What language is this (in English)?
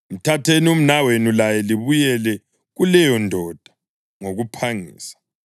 North Ndebele